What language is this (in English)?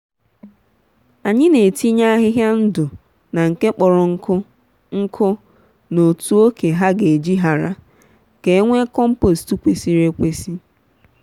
Igbo